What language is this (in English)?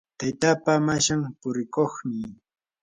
Yanahuanca Pasco Quechua